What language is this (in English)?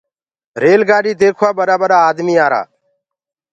Gurgula